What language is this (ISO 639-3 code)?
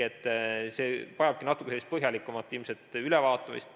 est